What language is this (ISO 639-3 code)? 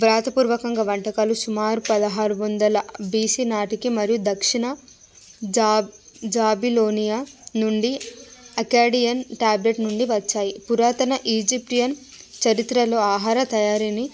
tel